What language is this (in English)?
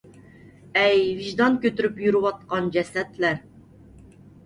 Uyghur